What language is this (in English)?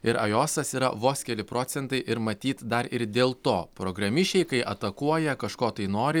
Lithuanian